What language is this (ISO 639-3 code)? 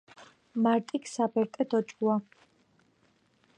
kat